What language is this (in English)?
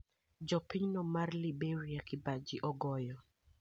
Luo (Kenya and Tanzania)